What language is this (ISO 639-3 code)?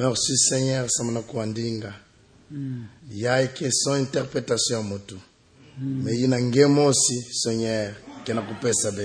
ron